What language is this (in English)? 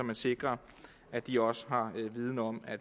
Danish